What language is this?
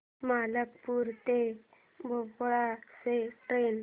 Marathi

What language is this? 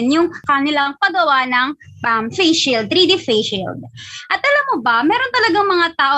Filipino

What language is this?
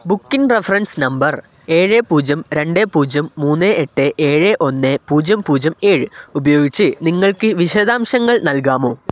Malayalam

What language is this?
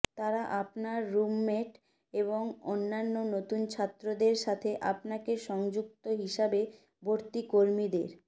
Bangla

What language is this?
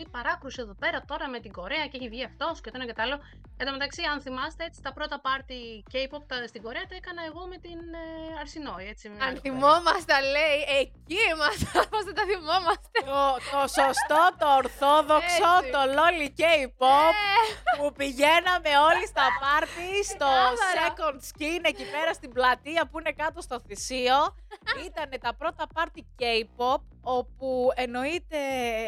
Greek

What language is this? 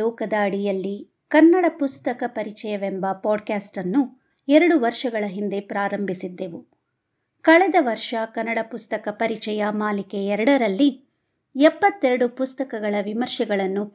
Kannada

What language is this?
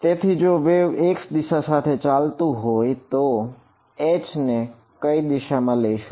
Gujarati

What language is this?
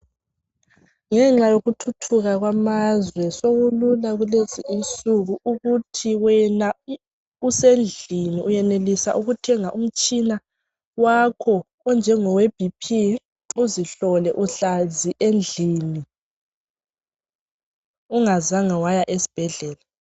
North Ndebele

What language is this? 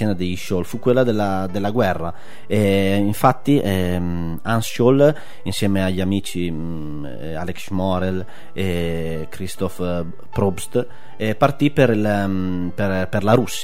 Italian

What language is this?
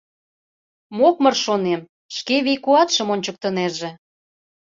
Mari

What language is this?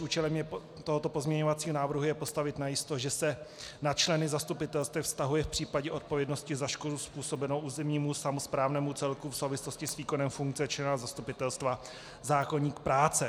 Czech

